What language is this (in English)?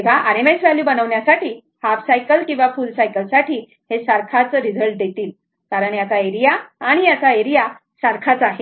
Marathi